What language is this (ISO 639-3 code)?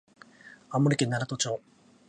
jpn